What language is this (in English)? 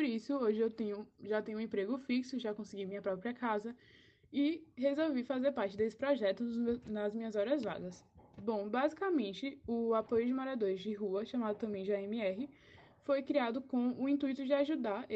Portuguese